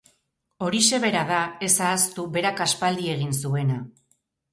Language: Basque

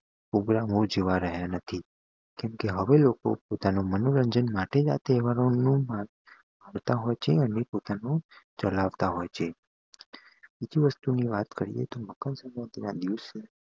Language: Gujarati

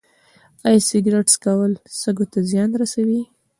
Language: Pashto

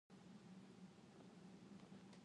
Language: Indonesian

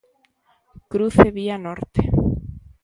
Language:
Galician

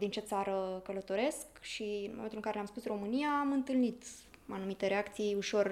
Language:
Romanian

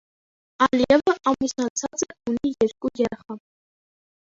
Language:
Armenian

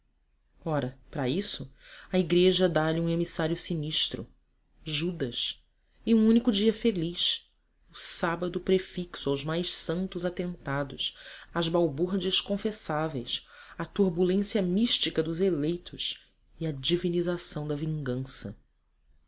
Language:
Portuguese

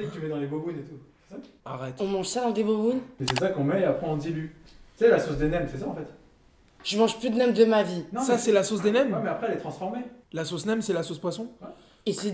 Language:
French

